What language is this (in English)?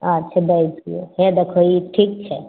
Maithili